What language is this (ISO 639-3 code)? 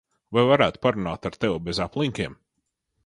lav